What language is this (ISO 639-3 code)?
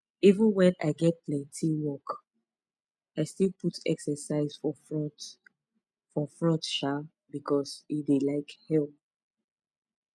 pcm